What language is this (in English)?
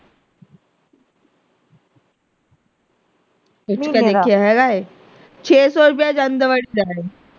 Punjabi